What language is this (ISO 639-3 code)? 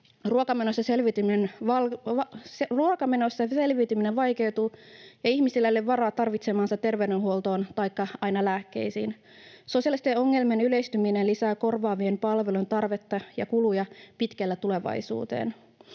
fin